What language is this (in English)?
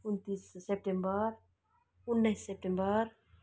Nepali